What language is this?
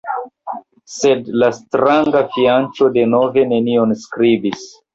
Esperanto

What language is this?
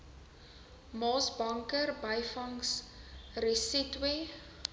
Afrikaans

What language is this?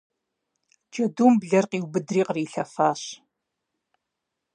Kabardian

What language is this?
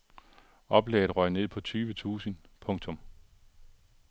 Danish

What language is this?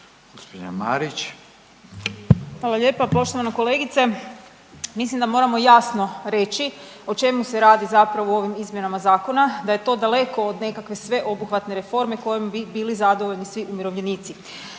Croatian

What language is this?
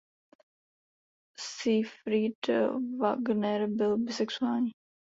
Czech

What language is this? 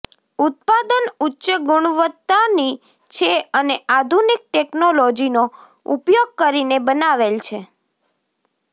Gujarati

